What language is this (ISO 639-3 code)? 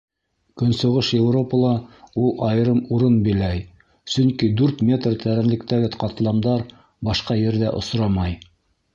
bak